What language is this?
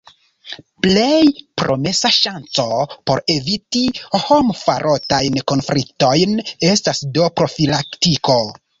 Esperanto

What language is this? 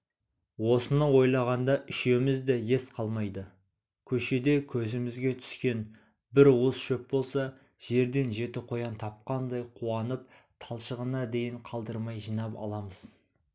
Kazakh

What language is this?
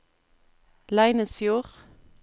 Norwegian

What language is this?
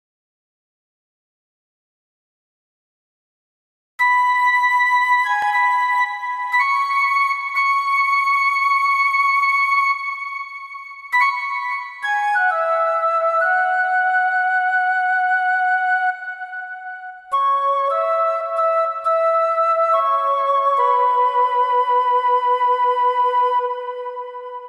Thai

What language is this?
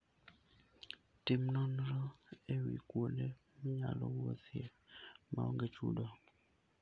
Luo (Kenya and Tanzania)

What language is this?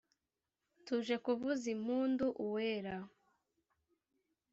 Kinyarwanda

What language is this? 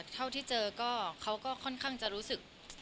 Thai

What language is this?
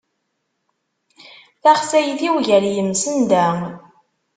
Kabyle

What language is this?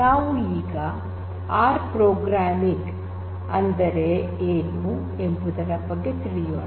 Kannada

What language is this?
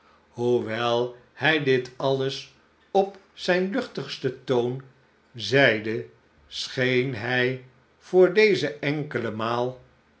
Dutch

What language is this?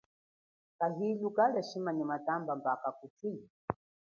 Chokwe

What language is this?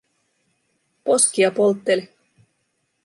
Finnish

